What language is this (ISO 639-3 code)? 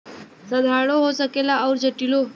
bho